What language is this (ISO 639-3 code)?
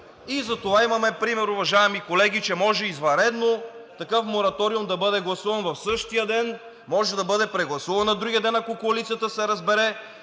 bul